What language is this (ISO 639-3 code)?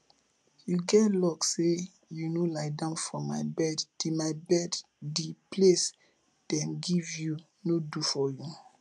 pcm